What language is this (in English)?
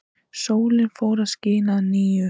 Icelandic